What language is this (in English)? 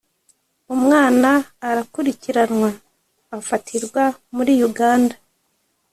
Kinyarwanda